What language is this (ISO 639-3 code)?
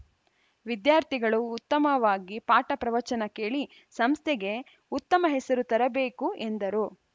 kan